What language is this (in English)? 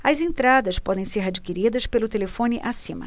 Portuguese